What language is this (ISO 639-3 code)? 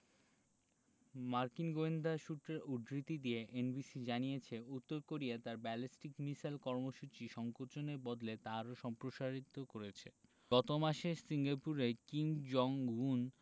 ben